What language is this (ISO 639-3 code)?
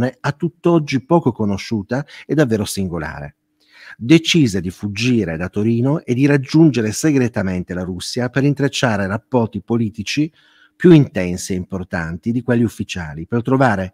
ita